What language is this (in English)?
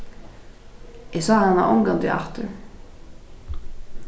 Faroese